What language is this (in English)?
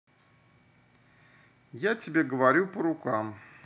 Russian